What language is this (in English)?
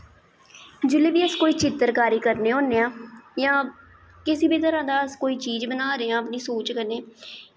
Dogri